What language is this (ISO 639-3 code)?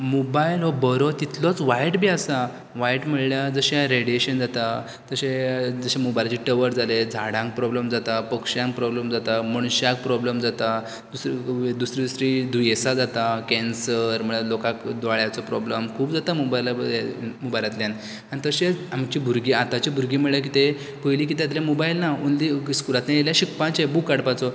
kok